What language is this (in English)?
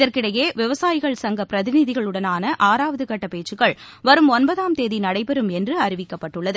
Tamil